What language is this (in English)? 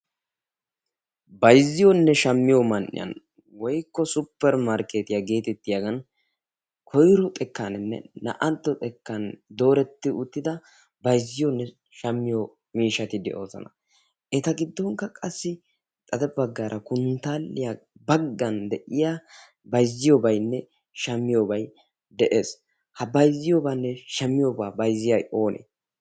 Wolaytta